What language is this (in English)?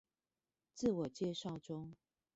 Chinese